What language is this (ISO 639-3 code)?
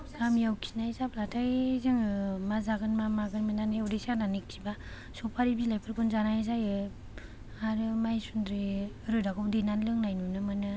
brx